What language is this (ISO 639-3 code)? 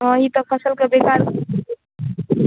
mai